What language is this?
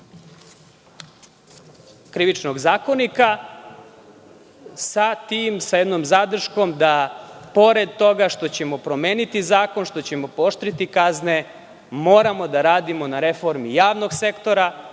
Serbian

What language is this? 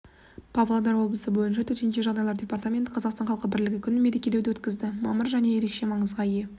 Kazakh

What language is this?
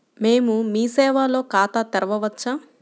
Telugu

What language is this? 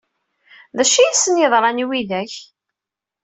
Kabyle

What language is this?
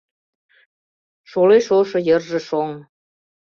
Mari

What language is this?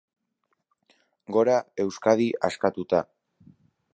Basque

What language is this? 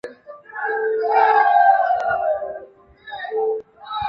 Chinese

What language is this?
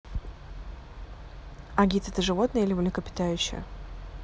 Russian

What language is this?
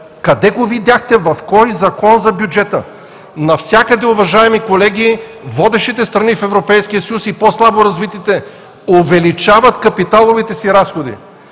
Bulgarian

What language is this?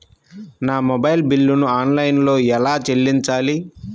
Telugu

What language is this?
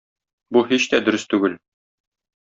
Tatar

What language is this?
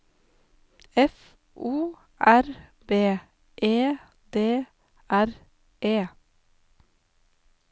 Norwegian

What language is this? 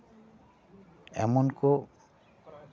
Santali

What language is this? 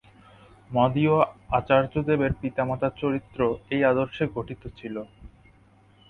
Bangla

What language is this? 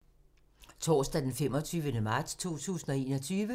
Danish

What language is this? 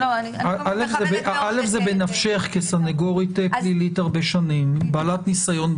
Hebrew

